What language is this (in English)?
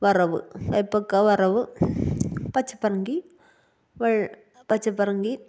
Malayalam